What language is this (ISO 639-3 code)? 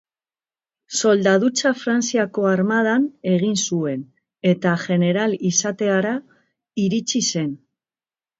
eus